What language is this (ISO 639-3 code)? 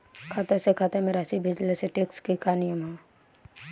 bho